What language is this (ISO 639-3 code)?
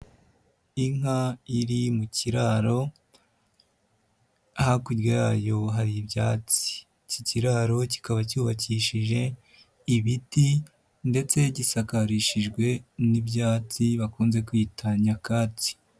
kin